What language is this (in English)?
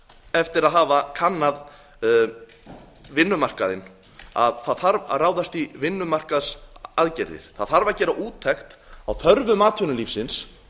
Icelandic